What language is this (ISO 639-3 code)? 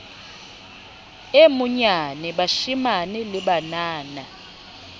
sot